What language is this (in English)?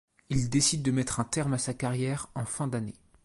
French